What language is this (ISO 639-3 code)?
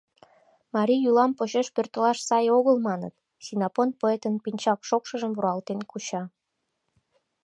chm